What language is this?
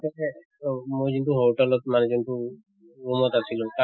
Assamese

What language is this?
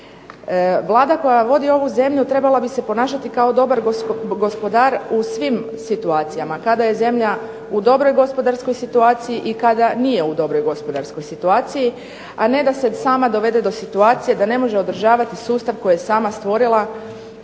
Croatian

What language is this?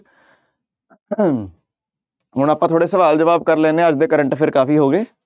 Punjabi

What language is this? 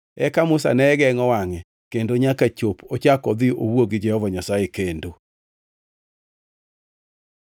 Luo (Kenya and Tanzania)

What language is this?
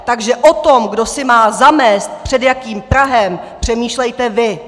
Czech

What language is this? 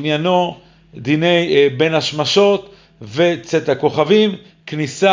Hebrew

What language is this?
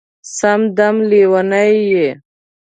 Pashto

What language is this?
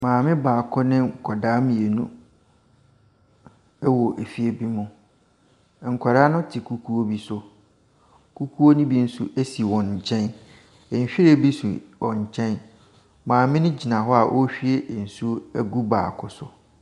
Akan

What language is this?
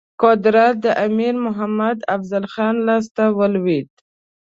Pashto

